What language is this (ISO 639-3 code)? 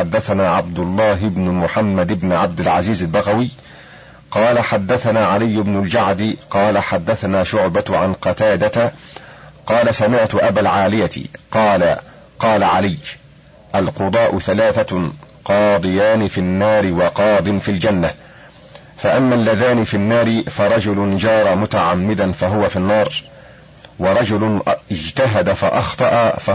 ara